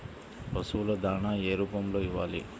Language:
Telugu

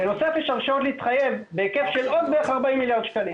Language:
Hebrew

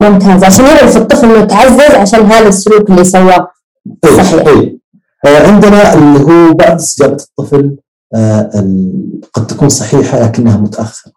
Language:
Arabic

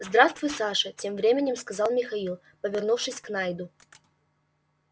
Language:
Russian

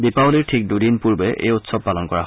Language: Assamese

